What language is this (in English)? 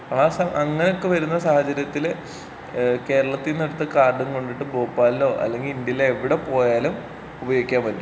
Malayalam